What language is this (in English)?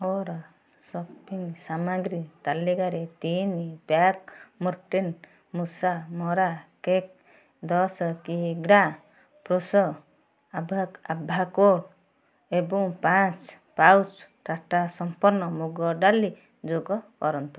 Odia